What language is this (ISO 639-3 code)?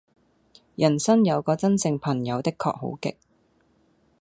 yue